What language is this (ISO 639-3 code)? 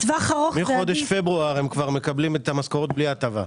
heb